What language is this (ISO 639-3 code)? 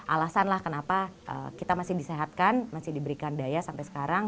ind